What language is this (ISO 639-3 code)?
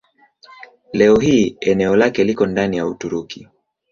swa